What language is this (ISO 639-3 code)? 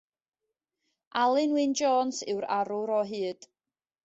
cym